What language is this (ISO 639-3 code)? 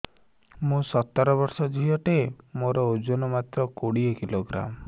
ori